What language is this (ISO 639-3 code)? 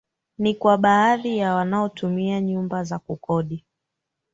swa